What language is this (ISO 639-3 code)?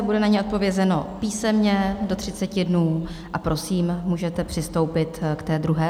ces